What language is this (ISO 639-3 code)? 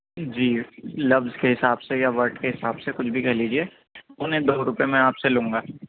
urd